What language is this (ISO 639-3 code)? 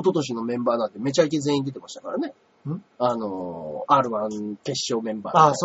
jpn